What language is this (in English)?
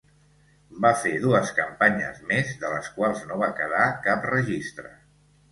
Catalan